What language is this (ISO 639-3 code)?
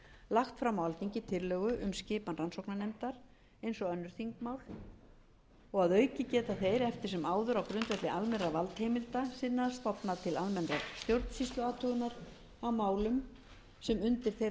isl